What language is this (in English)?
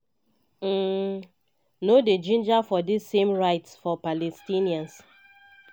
Nigerian Pidgin